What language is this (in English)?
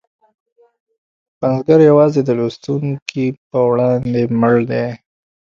Pashto